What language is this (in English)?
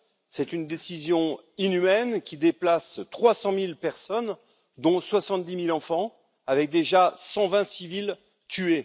French